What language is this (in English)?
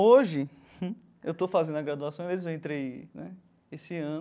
Portuguese